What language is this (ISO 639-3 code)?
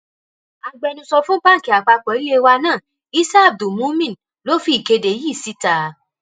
yor